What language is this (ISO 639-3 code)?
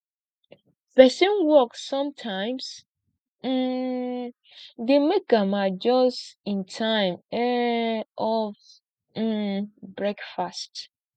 pcm